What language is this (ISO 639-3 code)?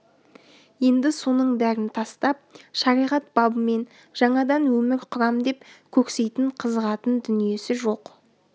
kaz